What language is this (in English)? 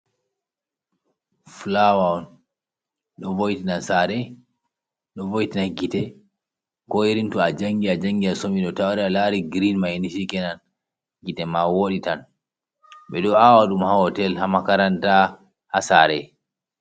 Fula